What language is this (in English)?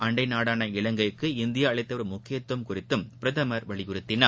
Tamil